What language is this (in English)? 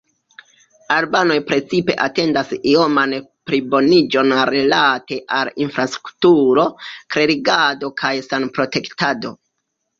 Esperanto